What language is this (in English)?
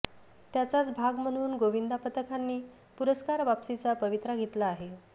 Marathi